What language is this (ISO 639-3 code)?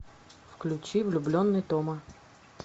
rus